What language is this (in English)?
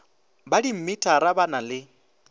Northern Sotho